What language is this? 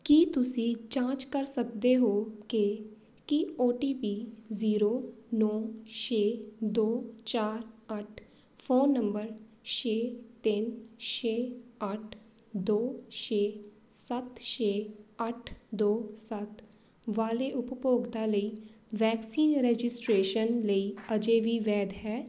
Punjabi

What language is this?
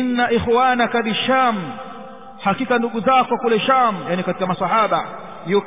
Arabic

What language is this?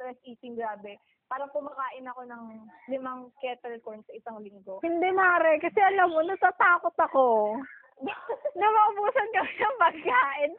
Filipino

